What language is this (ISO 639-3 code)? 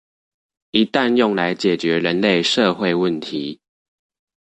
zho